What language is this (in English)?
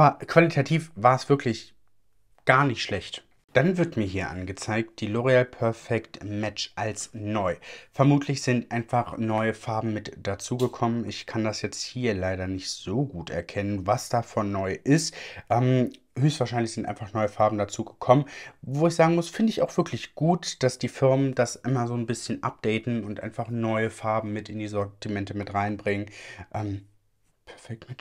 German